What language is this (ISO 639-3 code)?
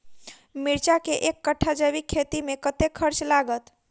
mai